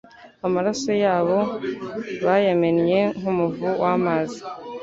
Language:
Kinyarwanda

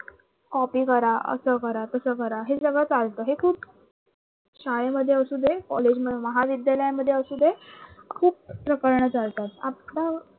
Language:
Marathi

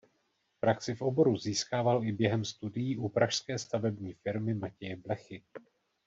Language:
Czech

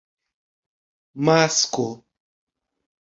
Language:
Esperanto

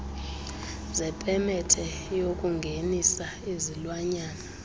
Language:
Xhosa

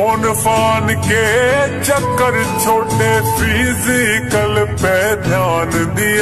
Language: Arabic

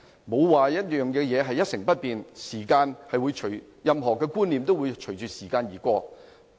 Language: Cantonese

